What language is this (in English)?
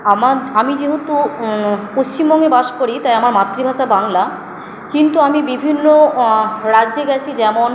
Bangla